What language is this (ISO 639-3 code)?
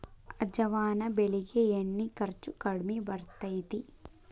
kan